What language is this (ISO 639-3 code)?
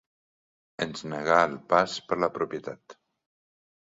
cat